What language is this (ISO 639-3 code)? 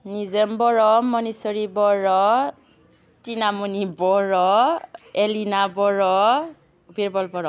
brx